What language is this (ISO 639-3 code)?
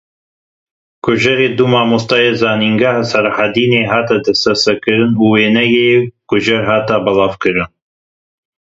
kur